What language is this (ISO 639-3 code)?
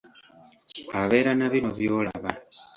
lug